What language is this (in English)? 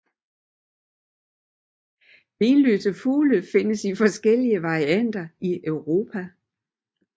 Danish